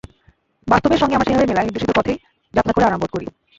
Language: Bangla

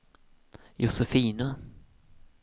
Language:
Swedish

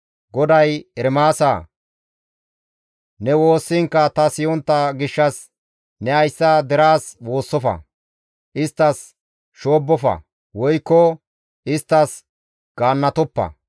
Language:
Gamo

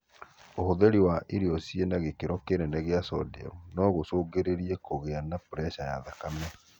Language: Kikuyu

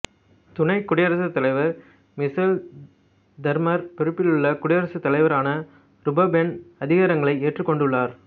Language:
Tamil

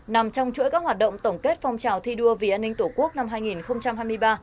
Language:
Vietnamese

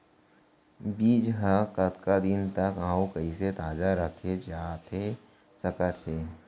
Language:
Chhattisgarhi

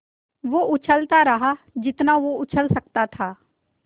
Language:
Hindi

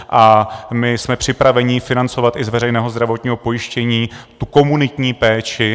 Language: Czech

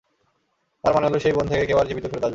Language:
Bangla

